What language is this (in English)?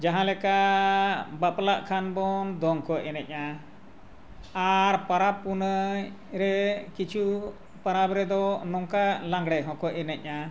Santali